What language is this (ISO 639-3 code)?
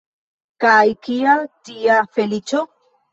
epo